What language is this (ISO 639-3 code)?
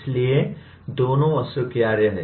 hin